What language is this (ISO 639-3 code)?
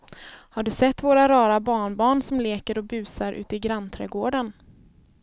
swe